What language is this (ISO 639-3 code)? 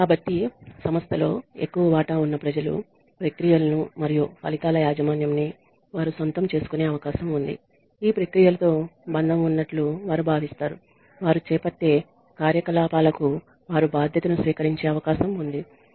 tel